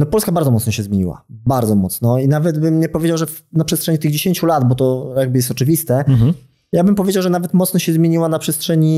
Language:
Polish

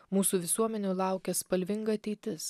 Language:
Lithuanian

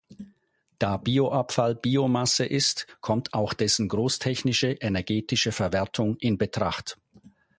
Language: German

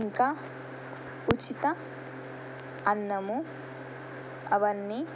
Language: Telugu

